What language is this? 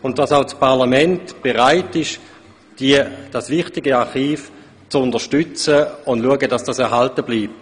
Swiss German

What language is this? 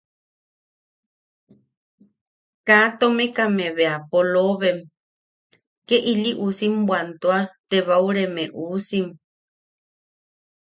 Yaqui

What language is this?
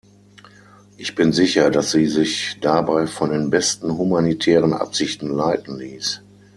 German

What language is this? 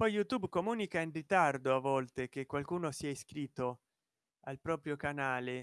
Italian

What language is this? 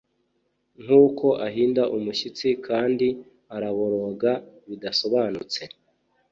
Kinyarwanda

